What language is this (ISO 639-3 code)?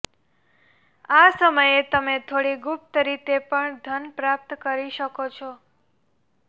guj